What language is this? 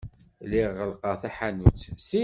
Kabyle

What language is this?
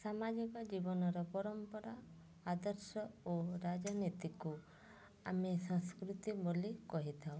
Odia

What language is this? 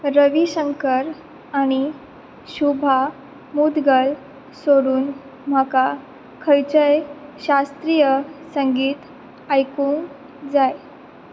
Konkani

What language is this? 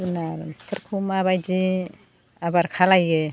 Bodo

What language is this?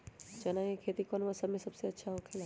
Magahi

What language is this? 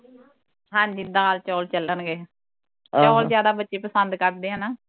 Punjabi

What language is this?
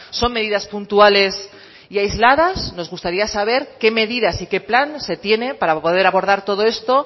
Spanish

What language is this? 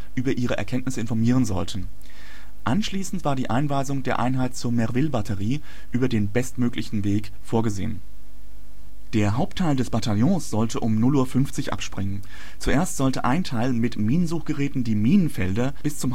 German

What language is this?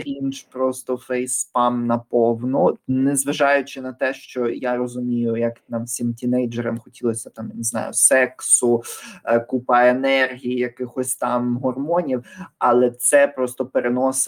Ukrainian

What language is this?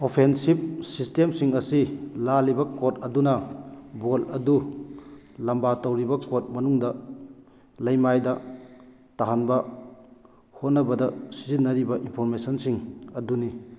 Manipuri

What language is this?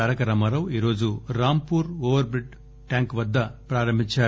Telugu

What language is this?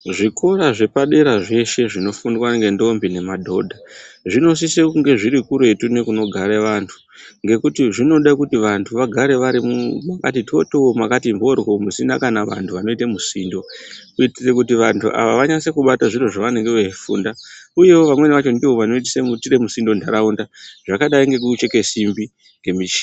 Ndau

